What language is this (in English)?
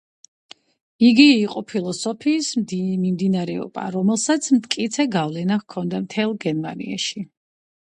Georgian